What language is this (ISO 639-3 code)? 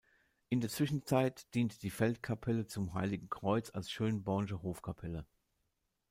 deu